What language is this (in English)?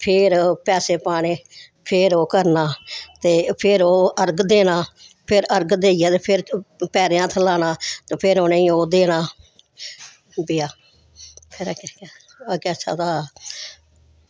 Dogri